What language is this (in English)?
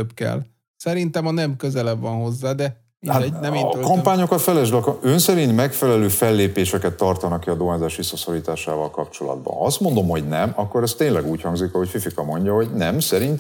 Hungarian